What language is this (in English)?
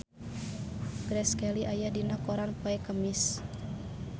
Sundanese